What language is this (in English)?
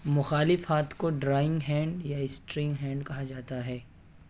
Urdu